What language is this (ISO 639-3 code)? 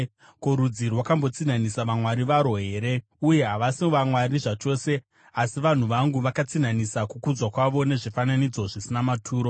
sna